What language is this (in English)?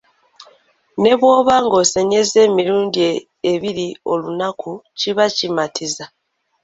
Ganda